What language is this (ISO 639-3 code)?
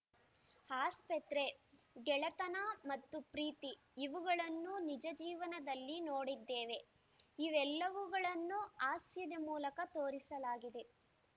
kan